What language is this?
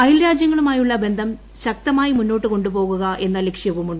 Malayalam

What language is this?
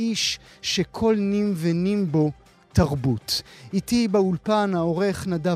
Hebrew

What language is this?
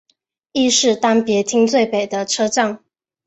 Chinese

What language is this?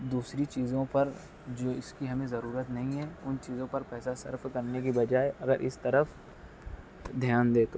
Urdu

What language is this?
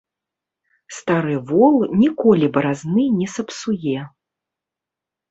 Belarusian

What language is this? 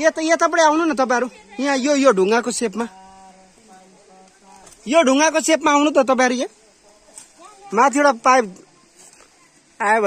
Arabic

